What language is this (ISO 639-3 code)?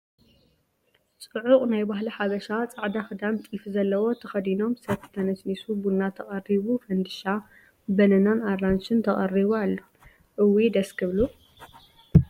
tir